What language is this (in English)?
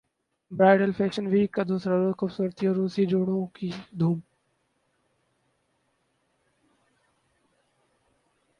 Urdu